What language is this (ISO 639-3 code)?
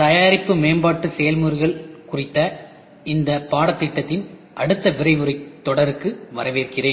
tam